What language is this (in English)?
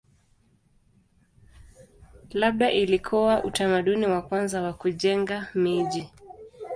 Swahili